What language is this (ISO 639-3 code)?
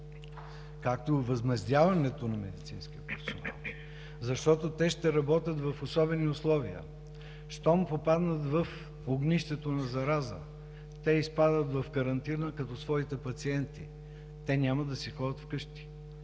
bul